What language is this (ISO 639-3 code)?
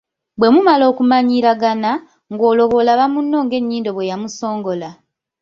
lug